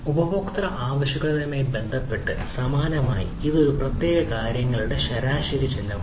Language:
Malayalam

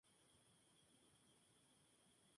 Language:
Spanish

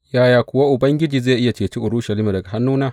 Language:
Hausa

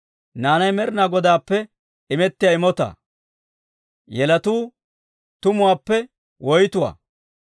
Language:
Dawro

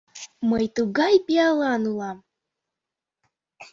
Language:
Mari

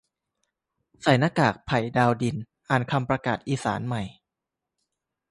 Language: Thai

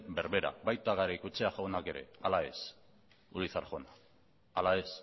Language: Basque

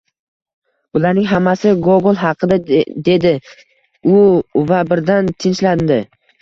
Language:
Uzbek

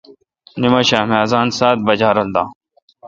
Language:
Kalkoti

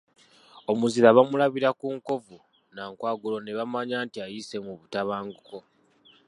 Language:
Ganda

